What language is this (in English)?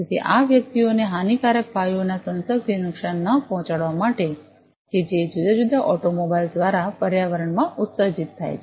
Gujarati